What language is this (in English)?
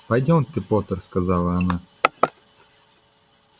Russian